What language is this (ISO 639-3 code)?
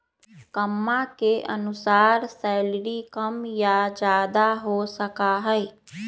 mag